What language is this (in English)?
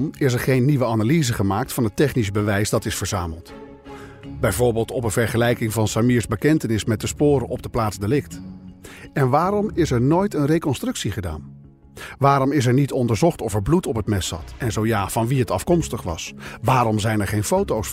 Dutch